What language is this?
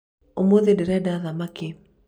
Kikuyu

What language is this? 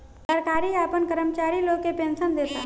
Bhojpuri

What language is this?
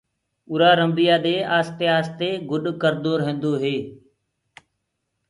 Gurgula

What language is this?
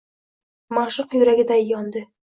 Uzbek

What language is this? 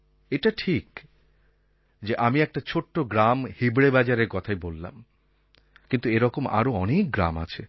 Bangla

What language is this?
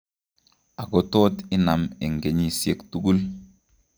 Kalenjin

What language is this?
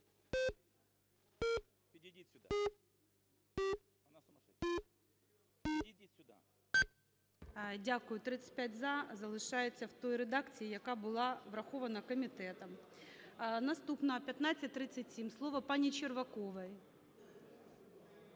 Ukrainian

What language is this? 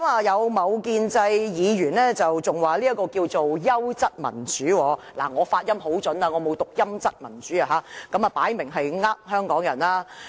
Cantonese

